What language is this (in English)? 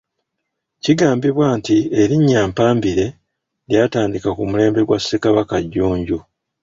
Ganda